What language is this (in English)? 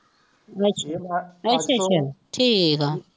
Punjabi